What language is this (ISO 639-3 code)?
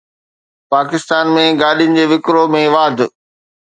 snd